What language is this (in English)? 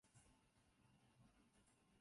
Chinese